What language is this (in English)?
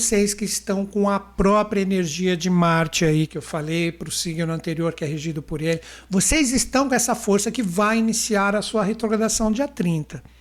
Portuguese